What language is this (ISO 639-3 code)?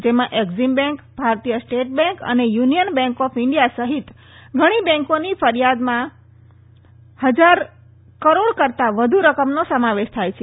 guj